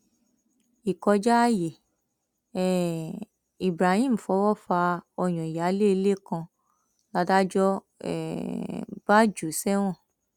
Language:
Yoruba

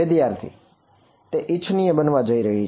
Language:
Gujarati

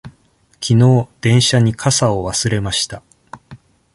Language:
Japanese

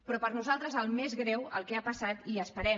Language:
Catalan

